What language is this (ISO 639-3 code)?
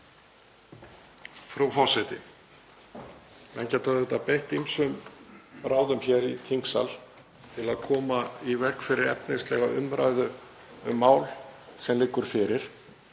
isl